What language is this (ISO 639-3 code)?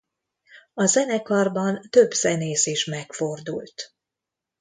hun